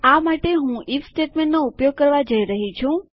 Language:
Gujarati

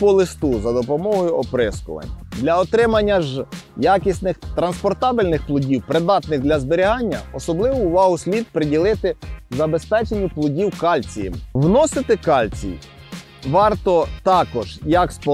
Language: Ukrainian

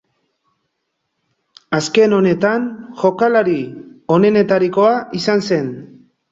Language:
Basque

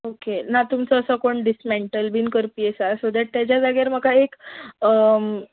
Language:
Konkani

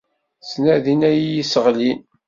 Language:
Kabyle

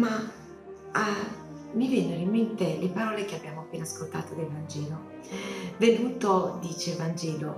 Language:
Italian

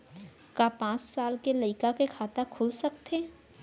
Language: Chhattisgarhi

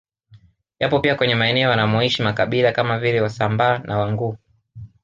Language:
Swahili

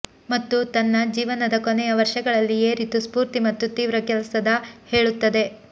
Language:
Kannada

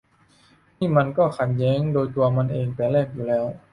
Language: Thai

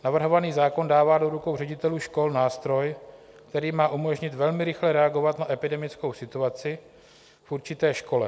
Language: Czech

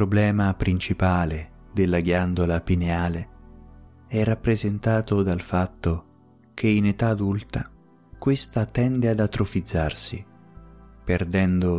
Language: Italian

